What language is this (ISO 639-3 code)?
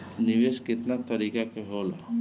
bho